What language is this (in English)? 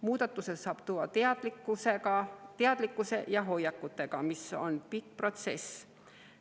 Estonian